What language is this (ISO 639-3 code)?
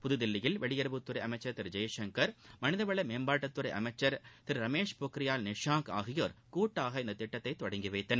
tam